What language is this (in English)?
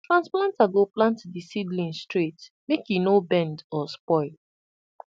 Nigerian Pidgin